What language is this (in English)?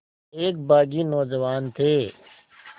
Hindi